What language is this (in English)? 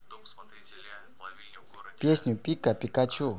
Russian